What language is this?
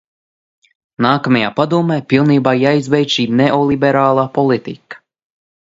Latvian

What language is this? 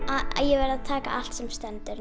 Icelandic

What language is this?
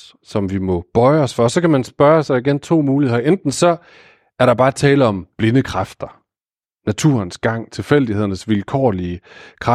Danish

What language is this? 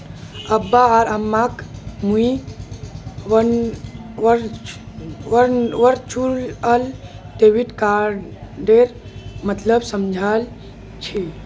Magahi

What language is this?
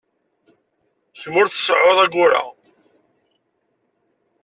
Kabyle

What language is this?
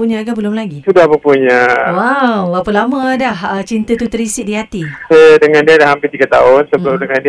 Malay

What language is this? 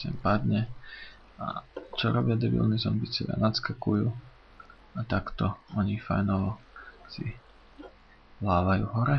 Polish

